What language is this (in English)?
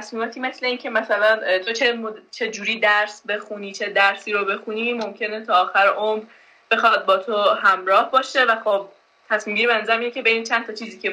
Persian